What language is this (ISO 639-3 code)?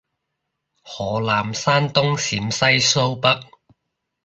yue